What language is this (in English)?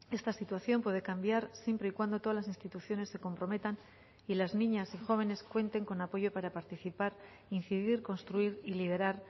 Spanish